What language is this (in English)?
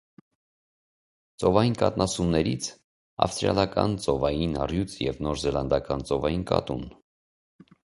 Armenian